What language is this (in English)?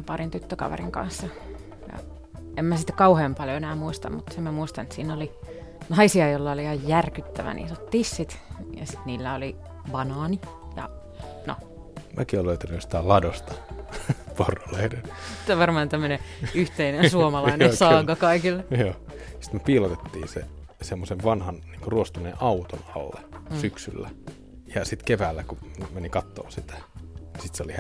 Finnish